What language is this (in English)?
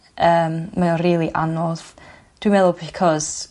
Welsh